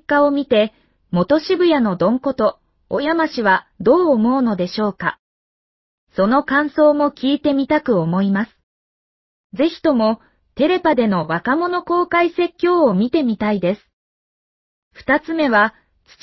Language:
Japanese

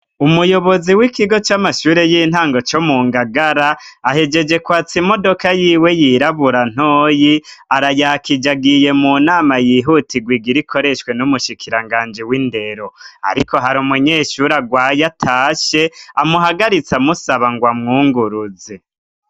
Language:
Rundi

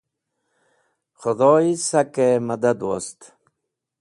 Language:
Wakhi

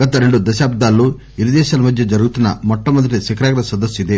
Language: Telugu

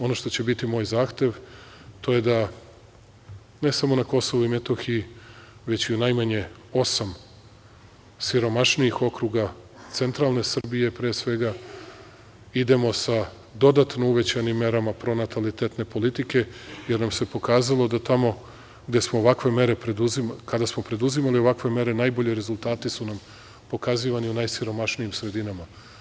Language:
Serbian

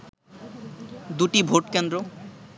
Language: Bangla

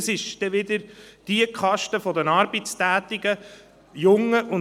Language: Swiss German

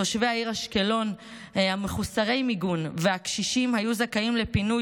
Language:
Hebrew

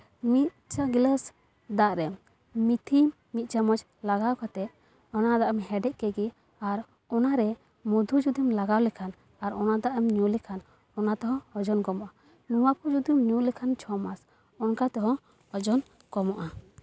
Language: Santali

